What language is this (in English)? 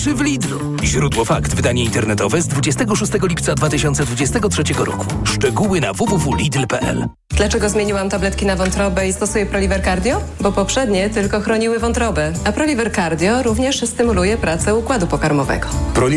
Polish